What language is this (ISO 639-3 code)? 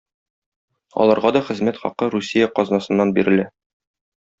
tat